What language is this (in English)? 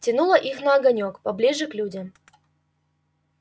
Russian